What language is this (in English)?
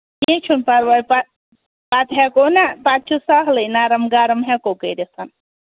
Kashmiri